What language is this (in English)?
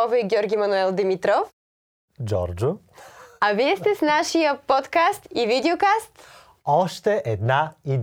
Bulgarian